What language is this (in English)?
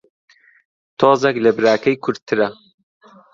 Central Kurdish